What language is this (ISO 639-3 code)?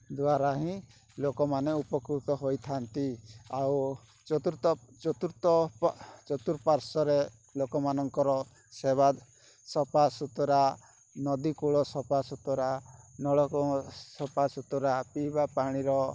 ori